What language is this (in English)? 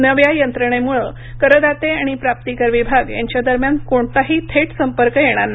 Marathi